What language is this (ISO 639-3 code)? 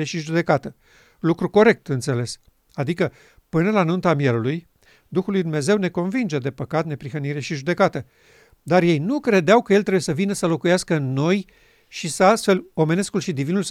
ron